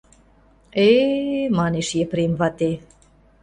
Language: Mari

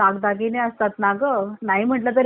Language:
Marathi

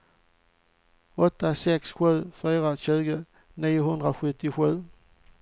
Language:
Swedish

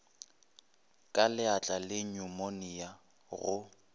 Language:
Northern Sotho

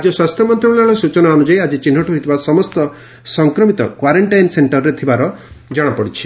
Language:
Odia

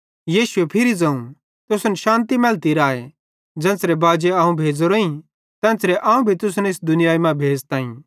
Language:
Bhadrawahi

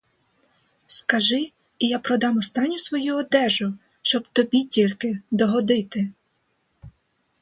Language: Ukrainian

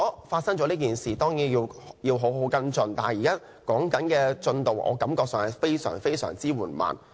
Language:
Cantonese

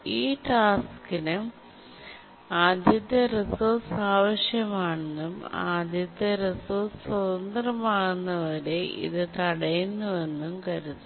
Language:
Malayalam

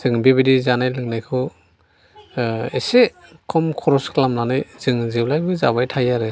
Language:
Bodo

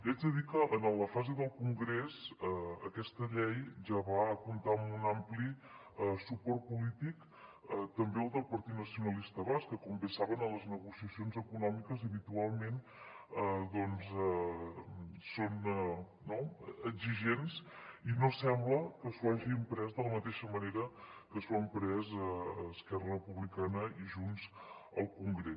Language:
Catalan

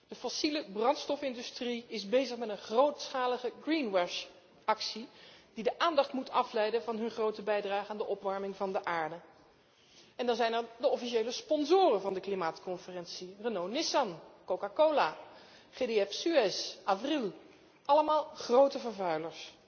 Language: Dutch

